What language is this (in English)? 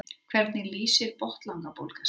Icelandic